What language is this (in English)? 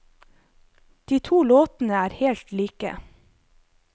Norwegian